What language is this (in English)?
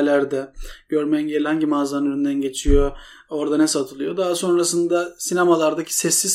Turkish